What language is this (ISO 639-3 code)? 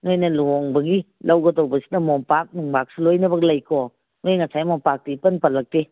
mni